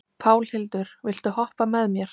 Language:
Icelandic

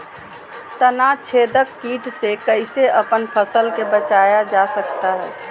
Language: Magahi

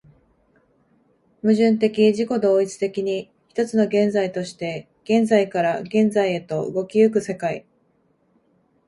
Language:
Japanese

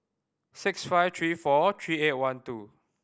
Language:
English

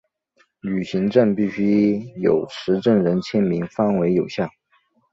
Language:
Chinese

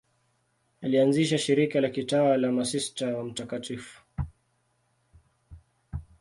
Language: Swahili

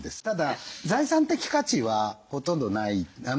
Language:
Japanese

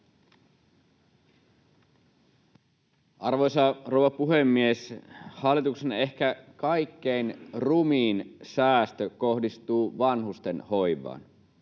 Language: Finnish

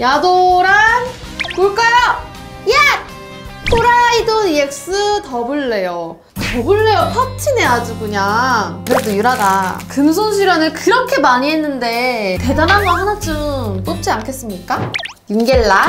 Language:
Korean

